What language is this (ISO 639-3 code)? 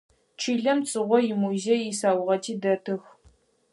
ady